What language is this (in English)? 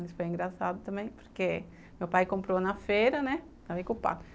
Portuguese